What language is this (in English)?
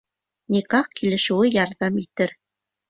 Bashkir